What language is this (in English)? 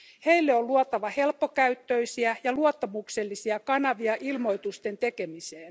Finnish